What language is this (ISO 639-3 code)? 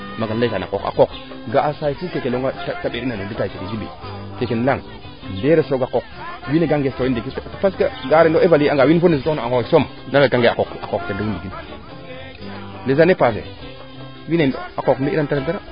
srr